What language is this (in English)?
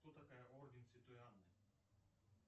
Russian